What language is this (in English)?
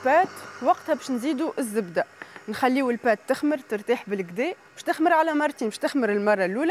Arabic